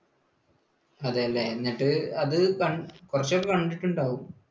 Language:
Malayalam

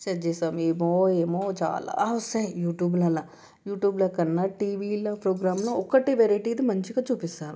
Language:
Telugu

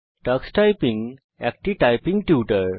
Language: Bangla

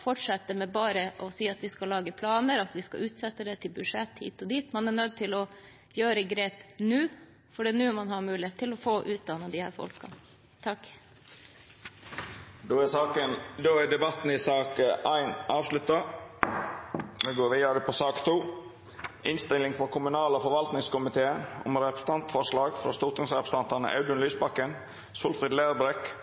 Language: Norwegian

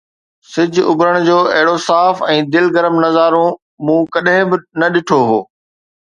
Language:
Sindhi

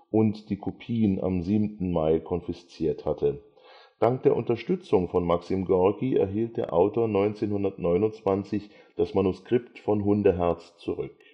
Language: German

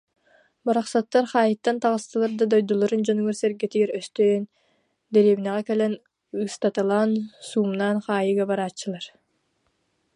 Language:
Yakut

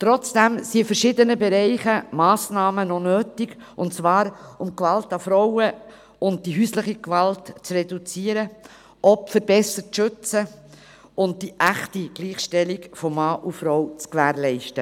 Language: Swiss German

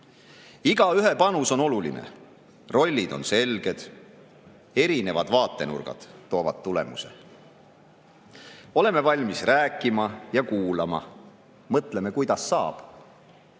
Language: Estonian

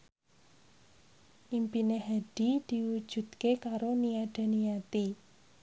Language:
Javanese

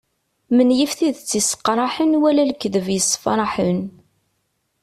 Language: Kabyle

